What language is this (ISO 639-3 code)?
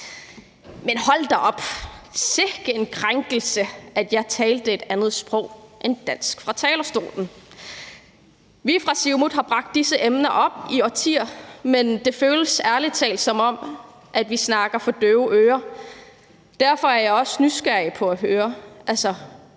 dan